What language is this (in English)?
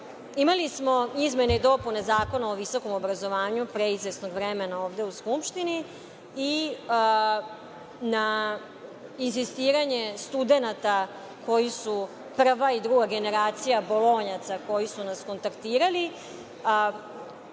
Serbian